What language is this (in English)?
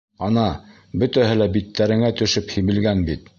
Bashkir